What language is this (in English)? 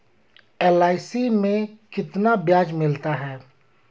Hindi